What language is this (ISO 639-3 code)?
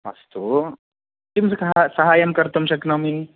san